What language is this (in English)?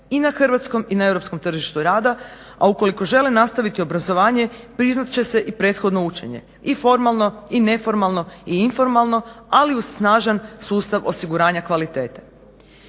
Croatian